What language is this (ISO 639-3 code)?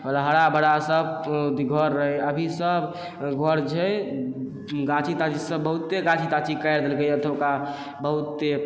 mai